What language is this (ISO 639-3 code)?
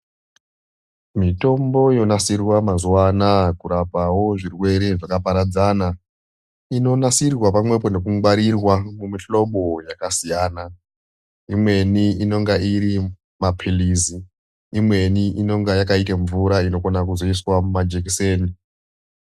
ndc